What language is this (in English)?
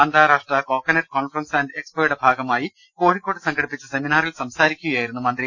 Malayalam